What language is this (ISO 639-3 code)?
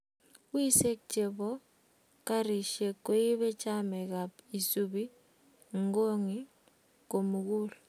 kln